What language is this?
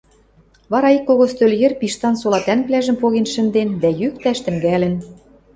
Western Mari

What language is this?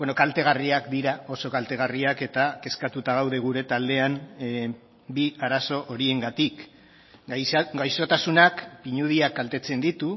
Basque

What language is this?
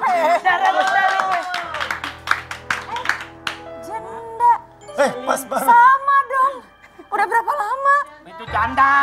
Indonesian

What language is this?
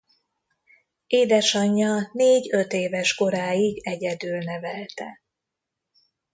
Hungarian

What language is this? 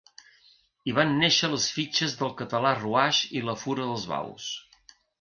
Catalan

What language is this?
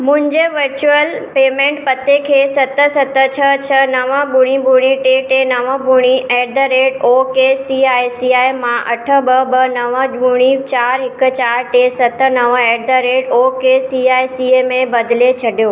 Sindhi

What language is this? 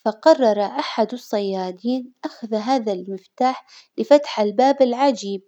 Hijazi Arabic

